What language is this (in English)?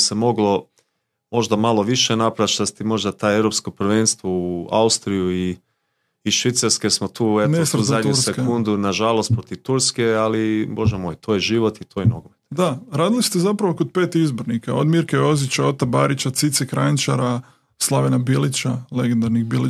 Croatian